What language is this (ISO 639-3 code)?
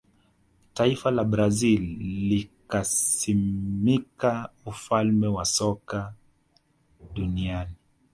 swa